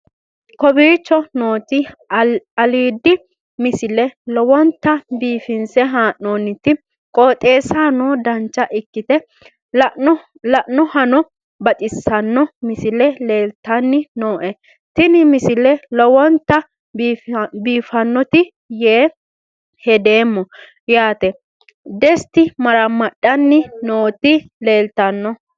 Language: Sidamo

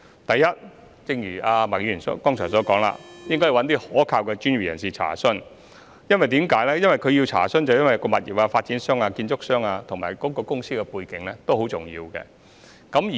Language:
Cantonese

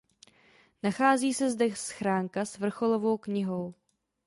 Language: Czech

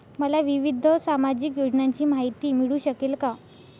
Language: Marathi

